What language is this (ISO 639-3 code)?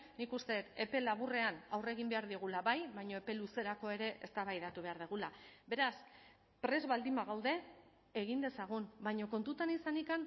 eus